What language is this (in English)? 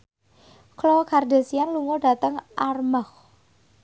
Javanese